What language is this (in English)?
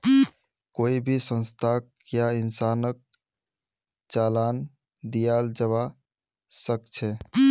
Magahi